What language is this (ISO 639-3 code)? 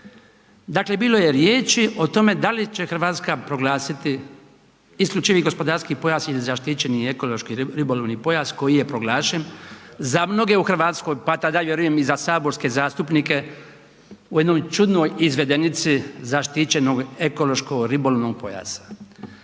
hrv